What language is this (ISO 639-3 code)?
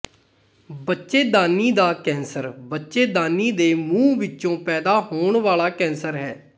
pan